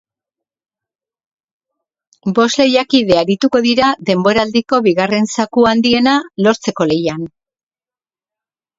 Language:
Basque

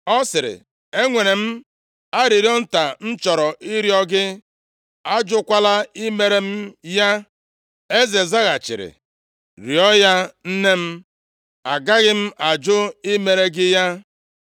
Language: Igbo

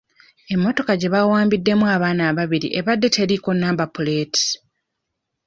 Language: Ganda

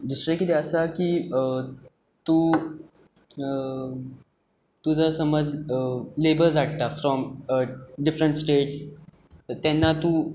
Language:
Konkani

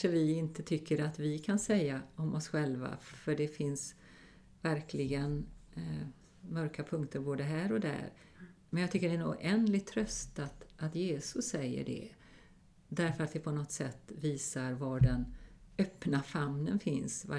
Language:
Swedish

